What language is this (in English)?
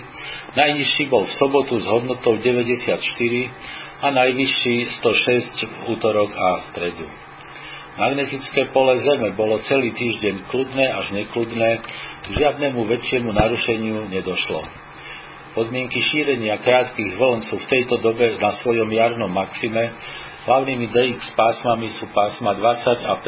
Slovak